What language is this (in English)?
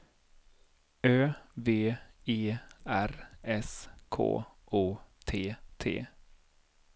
Swedish